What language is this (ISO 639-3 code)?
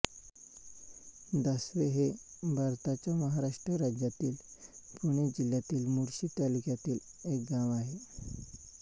mar